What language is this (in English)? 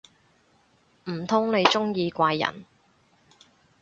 Cantonese